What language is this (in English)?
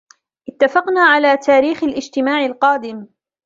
Arabic